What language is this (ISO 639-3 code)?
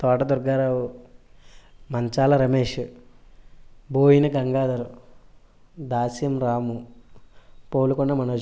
tel